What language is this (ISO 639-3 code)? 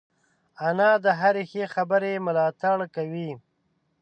pus